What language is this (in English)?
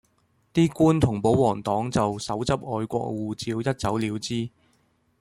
Cantonese